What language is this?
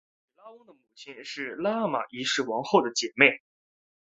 Chinese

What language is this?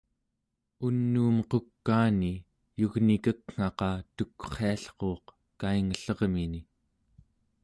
Central Yupik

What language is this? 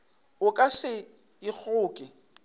Northern Sotho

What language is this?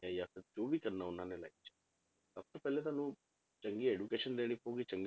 Punjabi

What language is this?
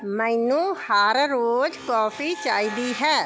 Punjabi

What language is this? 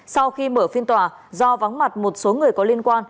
Vietnamese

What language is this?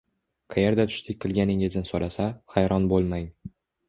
Uzbek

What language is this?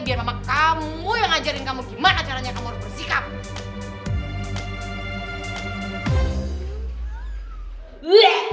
Indonesian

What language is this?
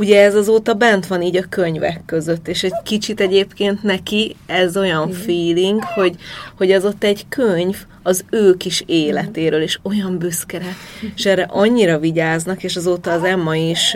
Hungarian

